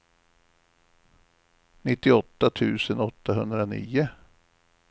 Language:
Swedish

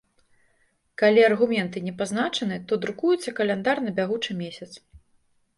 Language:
Belarusian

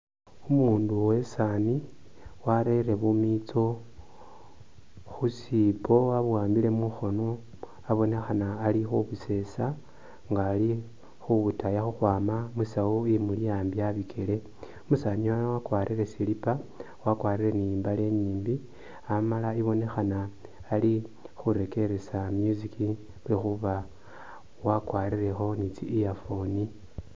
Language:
Masaaba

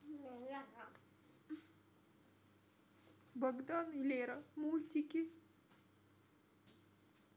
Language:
Russian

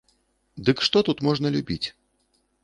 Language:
Belarusian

